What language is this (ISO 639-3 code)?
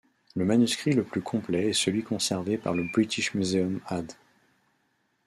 fra